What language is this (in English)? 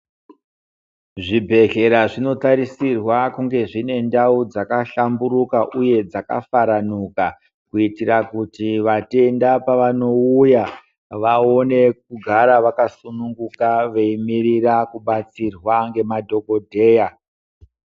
Ndau